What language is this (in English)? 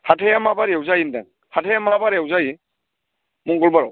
Bodo